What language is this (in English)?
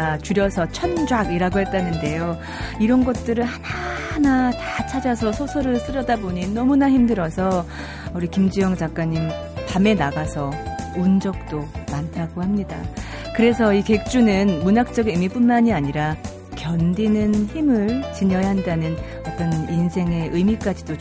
Korean